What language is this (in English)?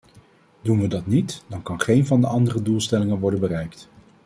Dutch